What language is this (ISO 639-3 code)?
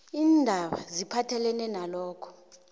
nbl